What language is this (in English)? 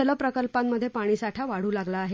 Marathi